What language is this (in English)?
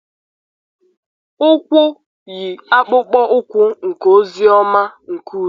Igbo